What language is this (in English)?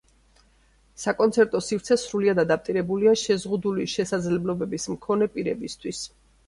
Georgian